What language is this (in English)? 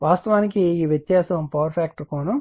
Telugu